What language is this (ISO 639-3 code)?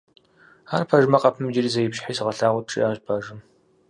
kbd